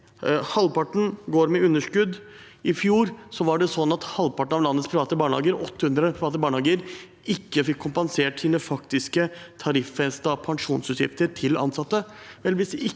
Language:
Norwegian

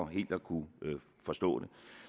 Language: Danish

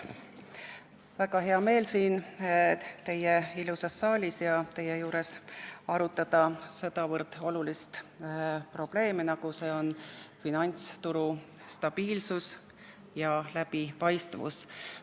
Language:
Estonian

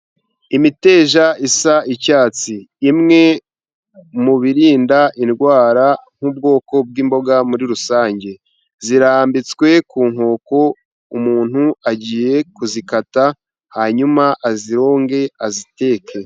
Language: Kinyarwanda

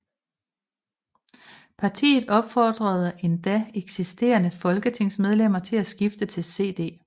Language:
Danish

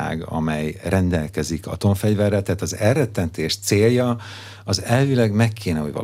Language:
Hungarian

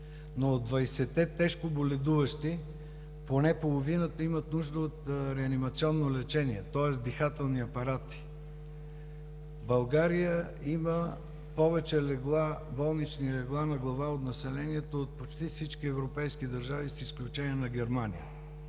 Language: Bulgarian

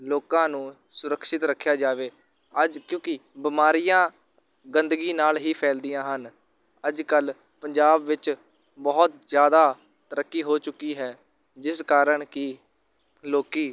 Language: Punjabi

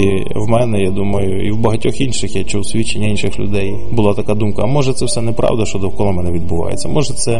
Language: Ukrainian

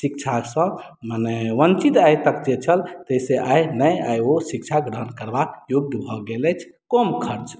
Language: Maithili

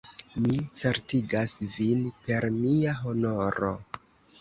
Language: Esperanto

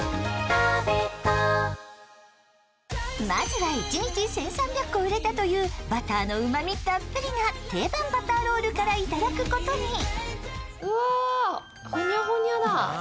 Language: Japanese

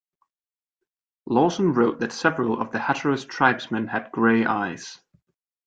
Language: English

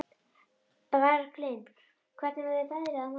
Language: Icelandic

